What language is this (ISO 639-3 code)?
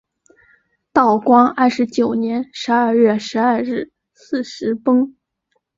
zho